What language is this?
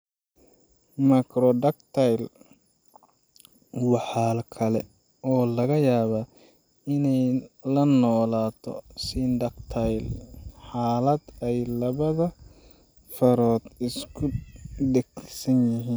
Somali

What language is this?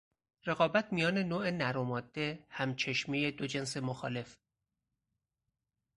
Persian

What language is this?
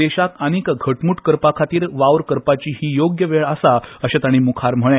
Konkani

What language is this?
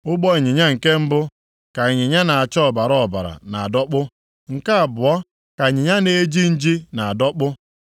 Igbo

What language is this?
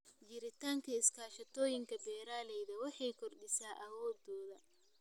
Somali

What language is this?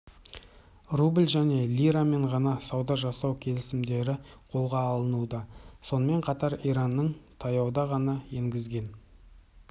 Kazakh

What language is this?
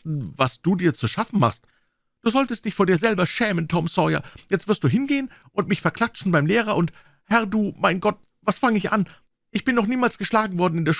German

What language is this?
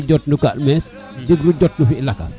Serer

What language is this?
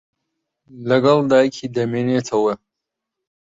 Central Kurdish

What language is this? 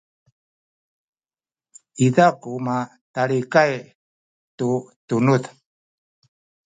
Sakizaya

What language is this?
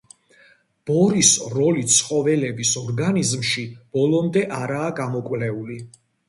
Georgian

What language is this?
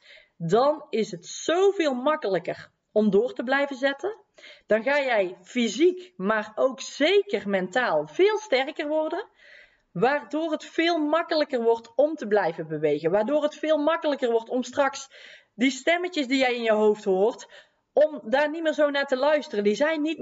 Dutch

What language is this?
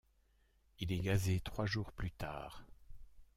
French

